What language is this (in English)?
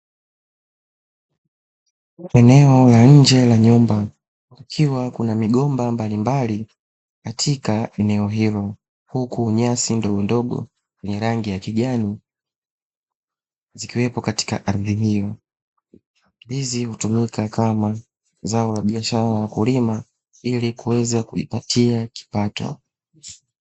Swahili